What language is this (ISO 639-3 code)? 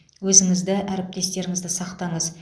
kaz